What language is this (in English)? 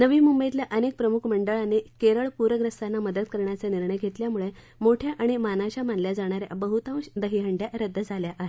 Marathi